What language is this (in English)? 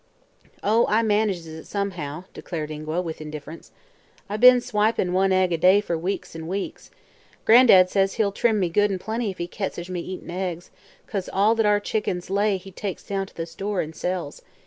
English